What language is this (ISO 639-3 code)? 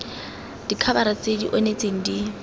tsn